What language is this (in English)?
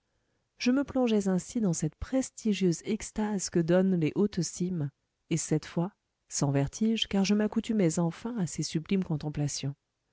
French